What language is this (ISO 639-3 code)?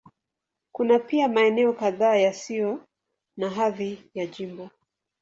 swa